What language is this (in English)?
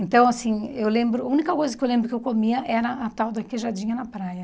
Portuguese